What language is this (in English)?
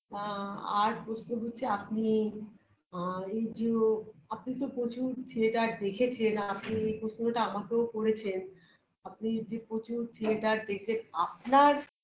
Bangla